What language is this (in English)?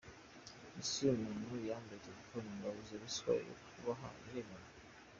Kinyarwanda